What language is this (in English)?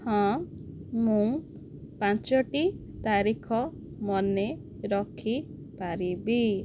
Odia